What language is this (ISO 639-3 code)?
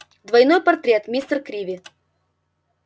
rus